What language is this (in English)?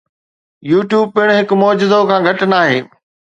Sindhi